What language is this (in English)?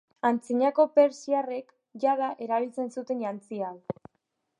Basque